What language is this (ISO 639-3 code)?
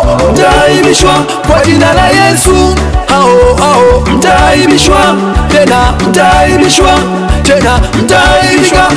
ara